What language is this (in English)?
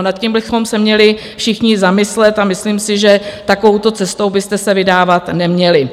Czech